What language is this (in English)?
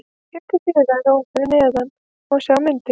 Icelandic